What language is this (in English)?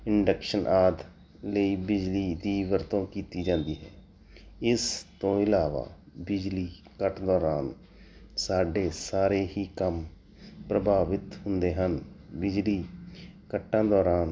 Punjabi